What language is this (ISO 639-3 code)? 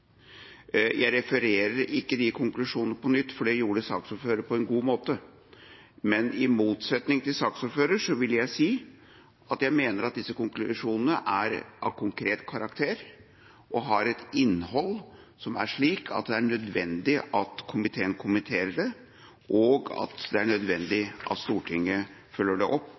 nob